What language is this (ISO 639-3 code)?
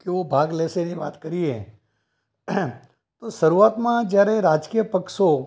guj